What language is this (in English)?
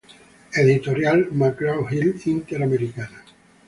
Spanish